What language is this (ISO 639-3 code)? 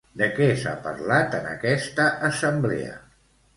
cat